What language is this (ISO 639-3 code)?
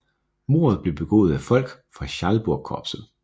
dan